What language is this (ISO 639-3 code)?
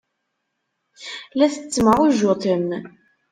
kab